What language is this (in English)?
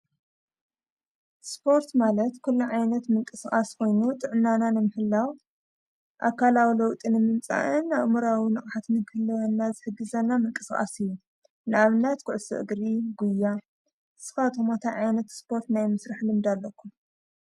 Tigrinya